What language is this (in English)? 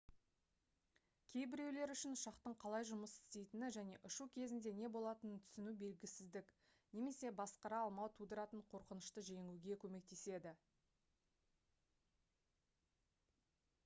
Kazakh